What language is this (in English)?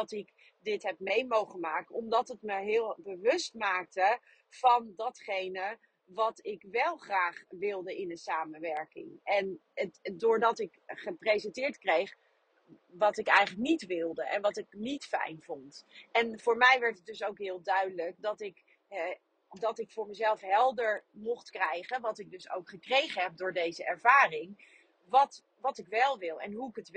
Dutch